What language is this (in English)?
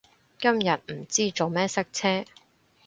Cantonese